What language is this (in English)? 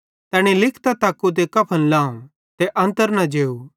Bhadrawahi